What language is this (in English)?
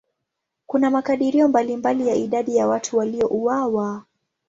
Swahili